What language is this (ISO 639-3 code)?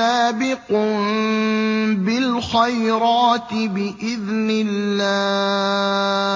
ara